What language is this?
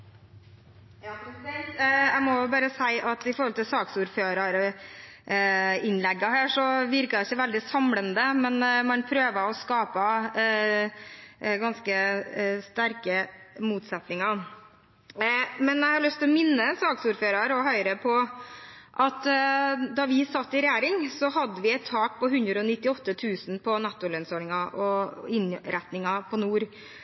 Norwegian Bokmål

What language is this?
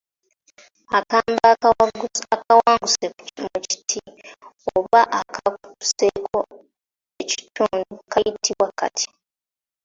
Ganda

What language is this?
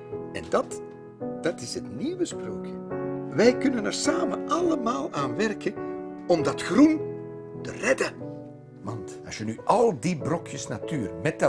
Dutch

